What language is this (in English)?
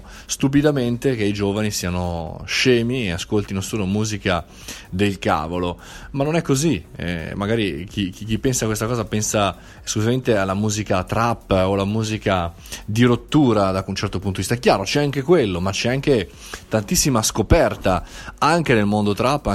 Italian